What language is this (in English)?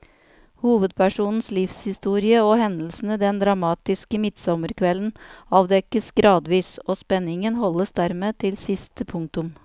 Norwegian